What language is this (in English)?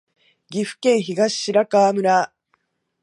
Japanese